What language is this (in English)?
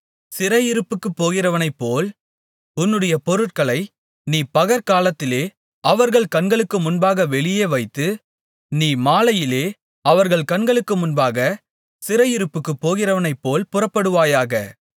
Tamil